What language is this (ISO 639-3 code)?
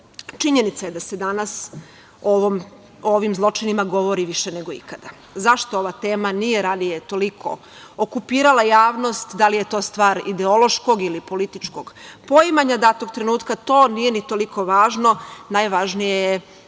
srp